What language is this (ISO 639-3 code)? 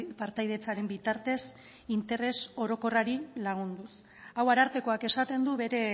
eus